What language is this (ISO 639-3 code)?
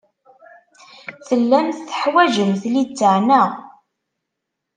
kab